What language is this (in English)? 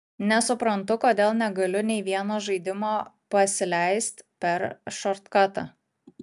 Lithuanian